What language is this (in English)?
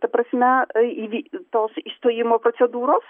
Lithuanian